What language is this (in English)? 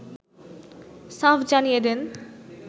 Bangla